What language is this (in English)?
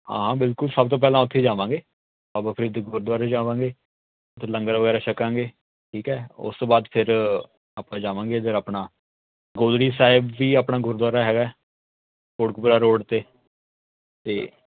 Punjabi